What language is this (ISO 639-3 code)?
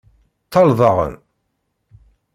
kab